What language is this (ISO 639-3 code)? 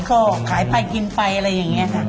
tha